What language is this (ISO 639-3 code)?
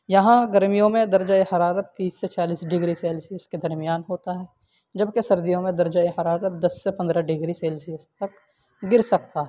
urd